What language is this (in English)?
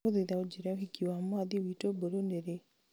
Kikuyu